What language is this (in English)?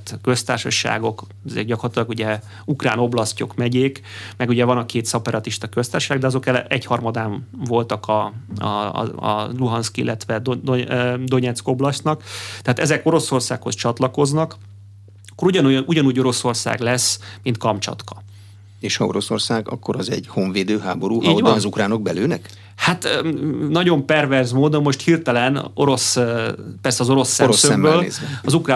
Hungarian